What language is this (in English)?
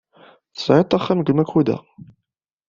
Kabyle